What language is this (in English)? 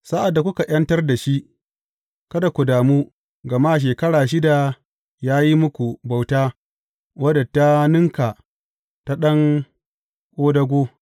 Hausa